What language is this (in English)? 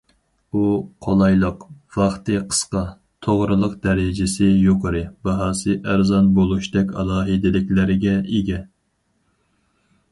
Uyghur